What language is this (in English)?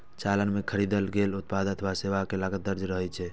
Maithili